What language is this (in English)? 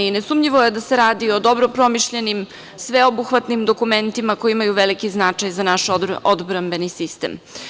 Serbian